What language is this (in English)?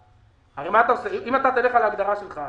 Hebrew